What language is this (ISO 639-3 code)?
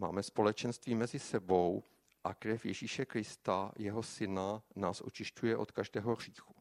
ces